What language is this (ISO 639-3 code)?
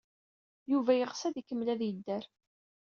kab